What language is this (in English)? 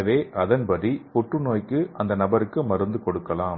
Tamil